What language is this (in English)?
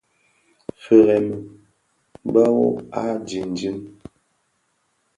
Bafia